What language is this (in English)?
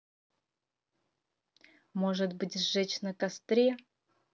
Russian